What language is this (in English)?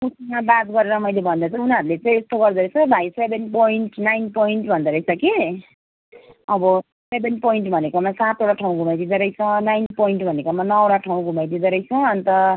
Nepali